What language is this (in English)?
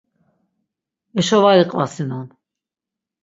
Laz